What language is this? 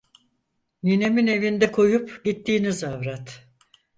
Turkish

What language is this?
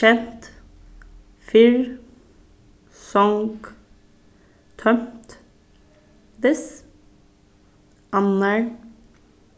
Faroese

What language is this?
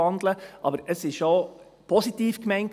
Swiss German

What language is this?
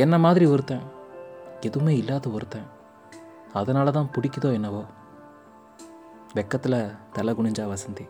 Tamil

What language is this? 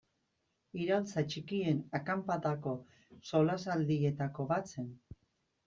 Basque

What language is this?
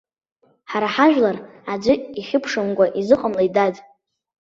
Abkhazian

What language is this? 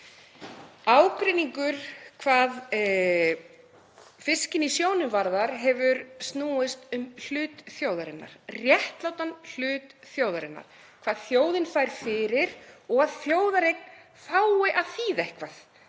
Icelandic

